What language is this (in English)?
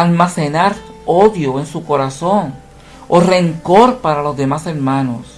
Spanish